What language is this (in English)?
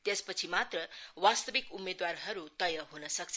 Nepali